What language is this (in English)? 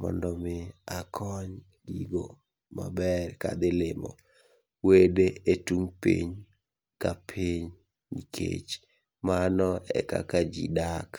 Luo (Kenya and Tanzania)